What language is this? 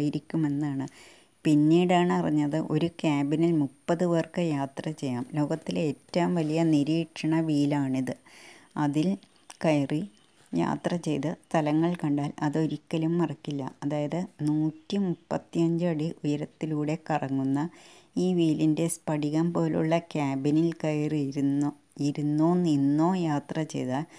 Malayalam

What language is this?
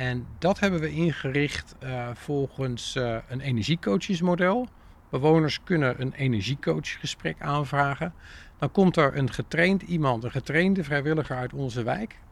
Dutch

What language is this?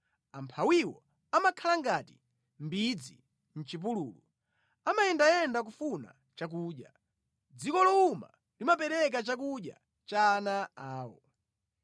Nyanja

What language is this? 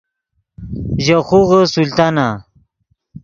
Yidgha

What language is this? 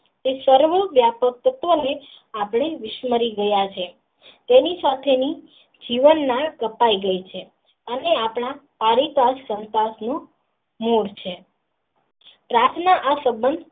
Gujarati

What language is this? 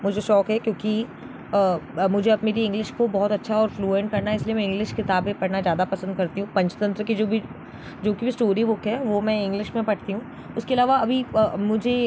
Hindi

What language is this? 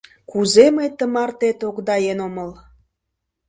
Mari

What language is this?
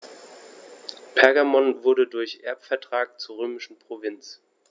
German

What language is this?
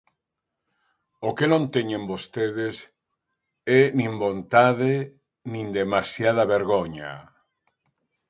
Galician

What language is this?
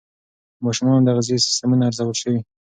Pashto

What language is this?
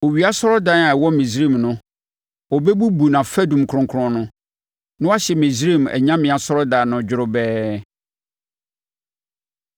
Akan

